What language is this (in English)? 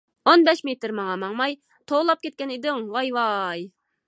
Uyghur